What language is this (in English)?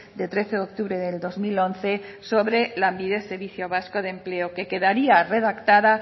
Spanish